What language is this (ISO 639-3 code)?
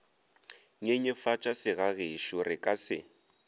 nso